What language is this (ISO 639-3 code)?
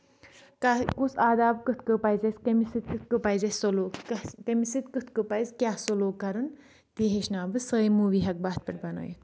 kas